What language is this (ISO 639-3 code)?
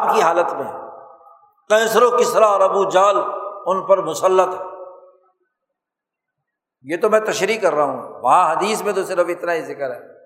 urd